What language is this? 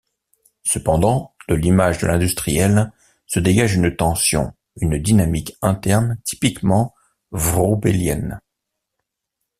French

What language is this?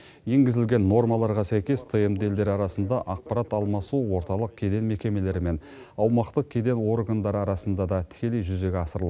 Kazakh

